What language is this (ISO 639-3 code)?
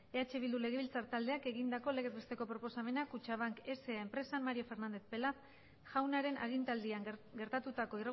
eus